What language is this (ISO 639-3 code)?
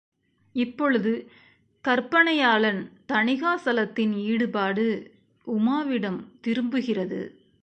tam